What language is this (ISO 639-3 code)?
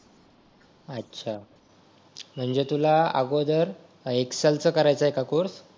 mar